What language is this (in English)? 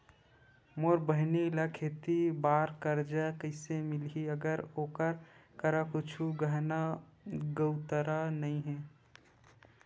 Chhattisgarhi